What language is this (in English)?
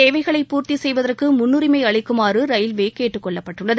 Tamil